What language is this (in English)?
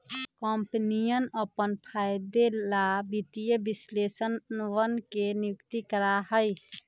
Magahi